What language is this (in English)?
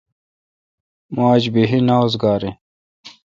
Kalkoti